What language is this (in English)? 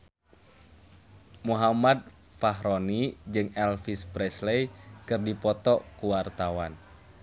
Sundanese